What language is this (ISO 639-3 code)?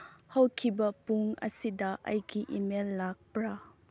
mni